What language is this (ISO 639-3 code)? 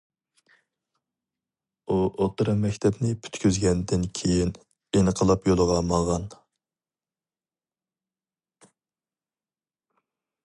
uig